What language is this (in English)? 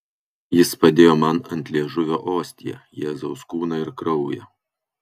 Lithuanian